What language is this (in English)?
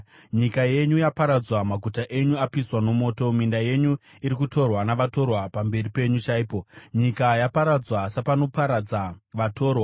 Shona